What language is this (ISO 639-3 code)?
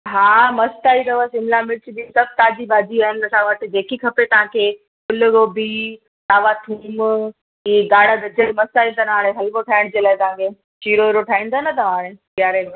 snd